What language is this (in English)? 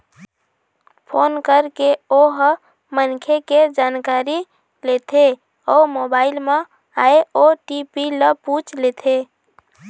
Chhattisgarhi